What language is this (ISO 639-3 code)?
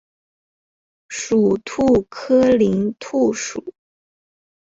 zho